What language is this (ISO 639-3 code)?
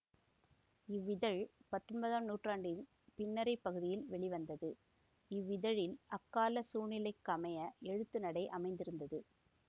tam